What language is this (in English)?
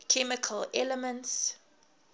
English